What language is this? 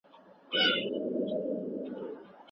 Pashto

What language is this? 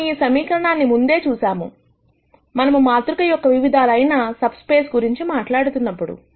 Telugu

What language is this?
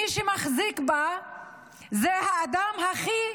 Hebrew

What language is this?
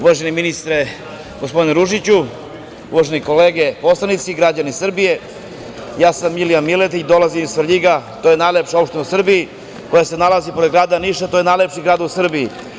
Serbian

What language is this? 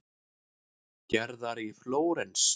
Icelandic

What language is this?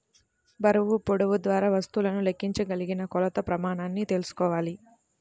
Telugu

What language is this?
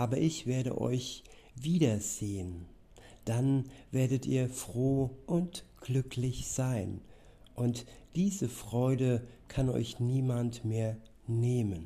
German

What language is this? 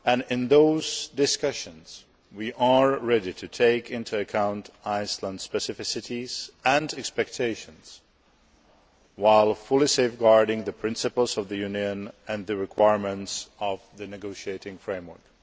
English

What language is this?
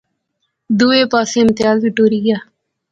Pahari-Potwari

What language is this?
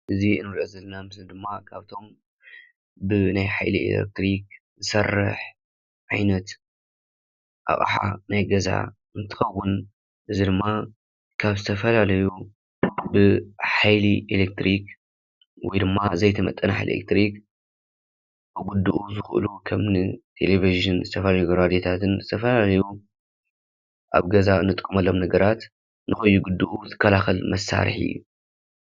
Tigrinya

